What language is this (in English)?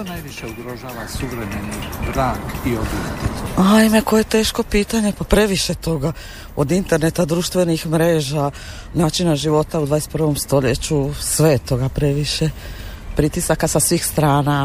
Croatian